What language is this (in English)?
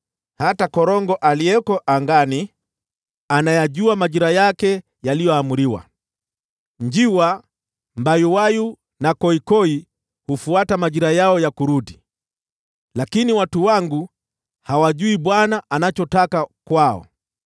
Swahili